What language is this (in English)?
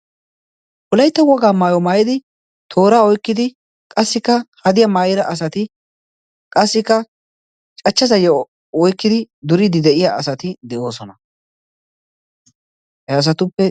Wolaytta